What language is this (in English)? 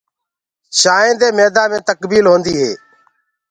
Gurgula